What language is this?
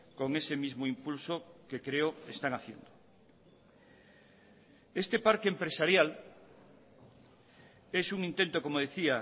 Spanish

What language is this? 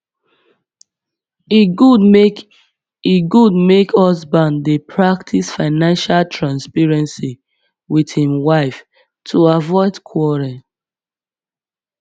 Nigerian Pidgin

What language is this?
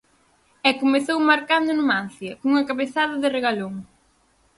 Galician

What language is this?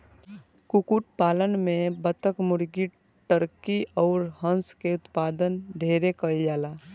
Bhojpuri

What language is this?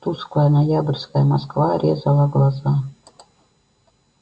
Russian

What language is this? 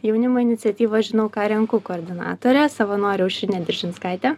Lithuanian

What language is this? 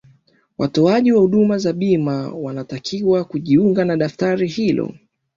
Swahili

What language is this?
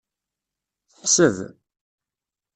Kabyle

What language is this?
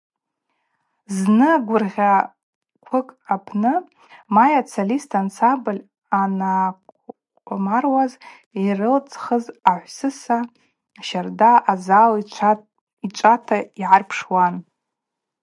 Abaza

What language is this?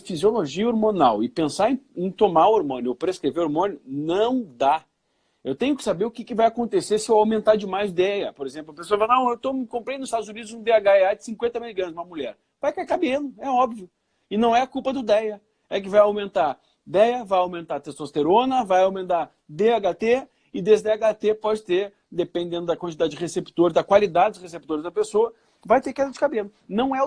Portuguese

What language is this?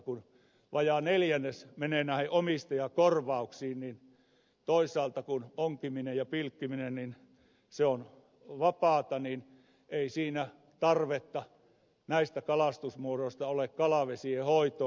Finnish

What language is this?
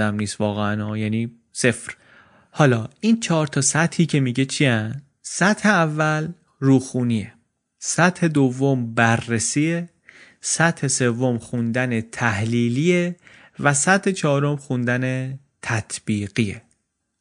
Persian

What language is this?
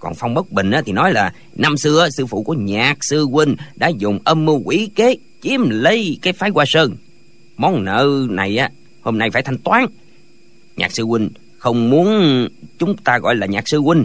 Vietnamese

